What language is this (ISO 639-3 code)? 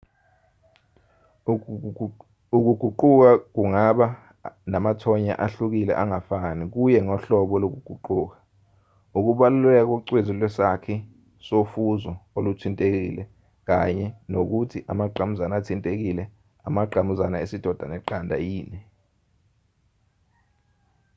zul